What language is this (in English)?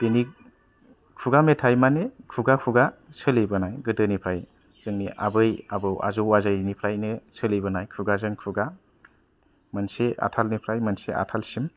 Bodo